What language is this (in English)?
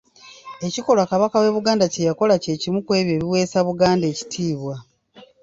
Ganda